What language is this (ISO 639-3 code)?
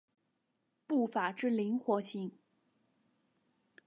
zho